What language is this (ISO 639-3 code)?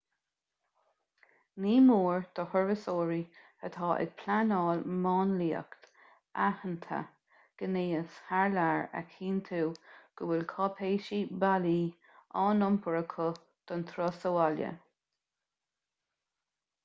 gle